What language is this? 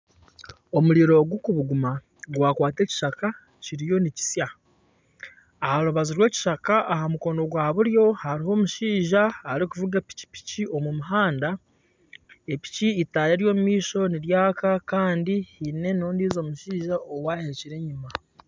Nyankole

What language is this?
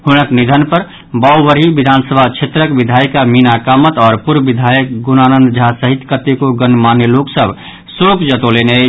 Maithili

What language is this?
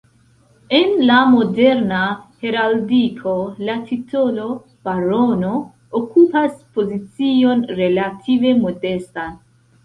Esperanto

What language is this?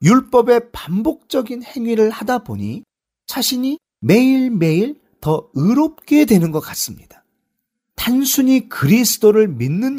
Korean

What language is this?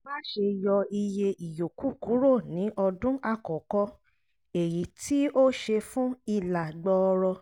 Yoruba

